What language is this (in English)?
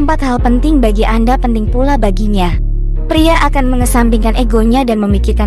Indonesian